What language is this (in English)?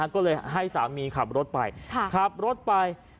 Thai